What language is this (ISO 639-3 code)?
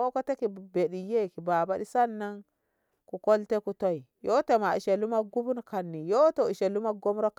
nbh